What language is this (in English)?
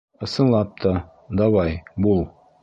Bashkir